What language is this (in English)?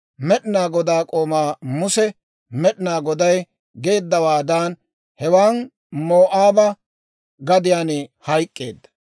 Dawro